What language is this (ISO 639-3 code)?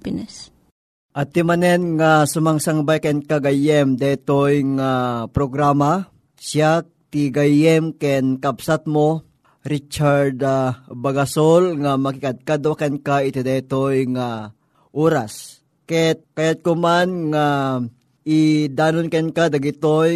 fil